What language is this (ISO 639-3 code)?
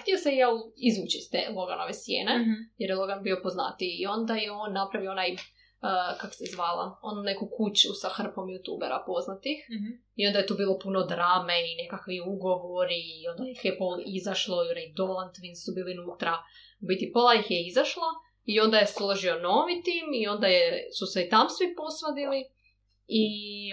hrv